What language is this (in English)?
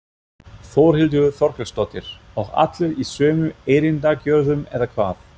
Icelandic